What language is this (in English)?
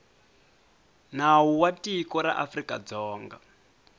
Tsonga